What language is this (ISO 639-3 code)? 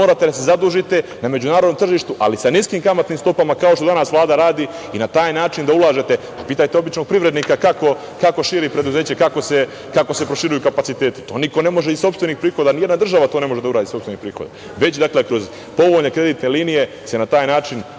srp